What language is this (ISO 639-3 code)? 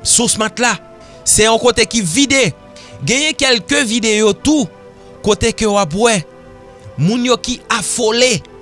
fra